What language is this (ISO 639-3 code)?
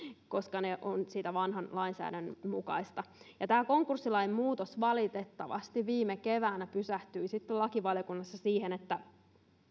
fin